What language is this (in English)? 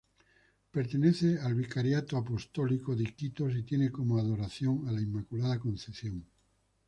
Spanish